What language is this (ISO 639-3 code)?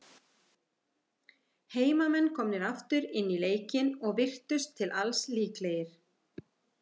isl